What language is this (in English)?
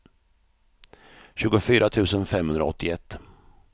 Swedish